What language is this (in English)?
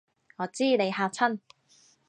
Cantonese